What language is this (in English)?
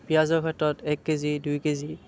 Assamese